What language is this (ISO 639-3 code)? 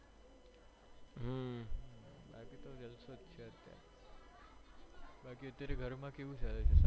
guj